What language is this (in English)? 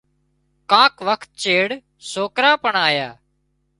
Wadiyara Koli